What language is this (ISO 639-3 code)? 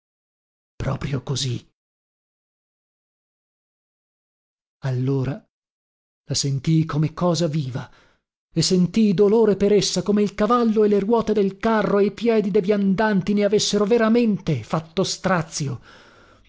ita